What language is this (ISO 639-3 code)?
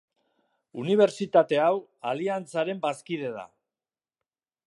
eus